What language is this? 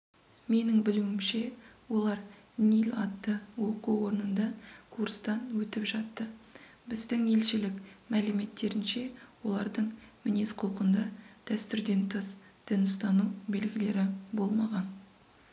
Kazakh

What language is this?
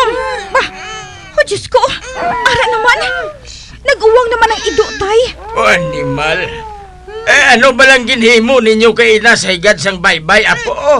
Filipino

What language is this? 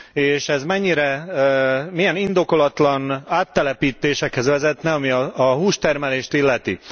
Hungarian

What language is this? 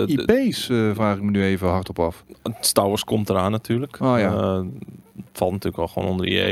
Dutch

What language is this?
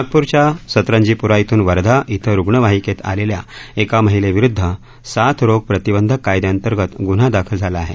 Marathi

